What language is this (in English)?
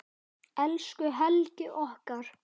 Icelandic